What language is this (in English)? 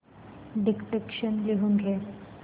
Marathi